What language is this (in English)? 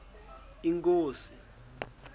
Xhosa